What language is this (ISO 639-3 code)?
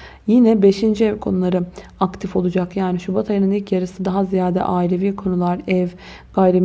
tur